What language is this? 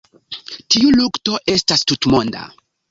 Esperanto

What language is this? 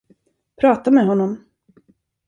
Swedish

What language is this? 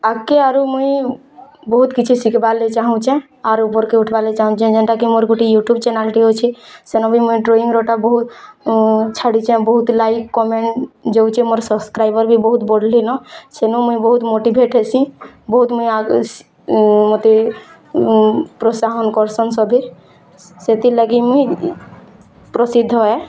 Odia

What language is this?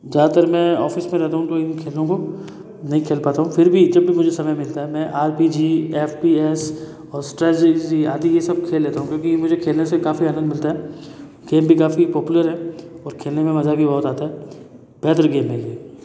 Hindi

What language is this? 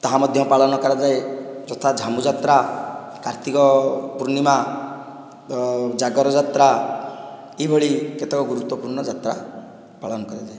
Odia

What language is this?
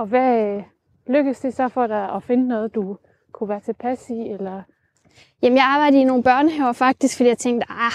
Danish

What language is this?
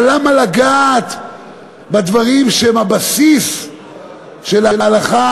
Hebrew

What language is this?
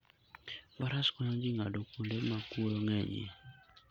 Luo (Kenya and Tanzania)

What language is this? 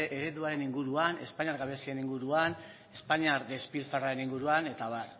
Basque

